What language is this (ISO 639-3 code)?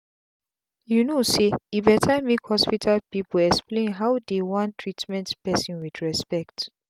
pcm